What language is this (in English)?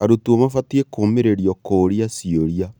Kikuyu